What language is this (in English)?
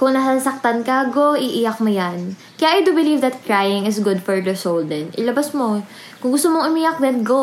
Filipino